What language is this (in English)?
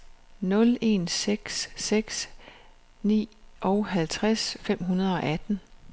Danish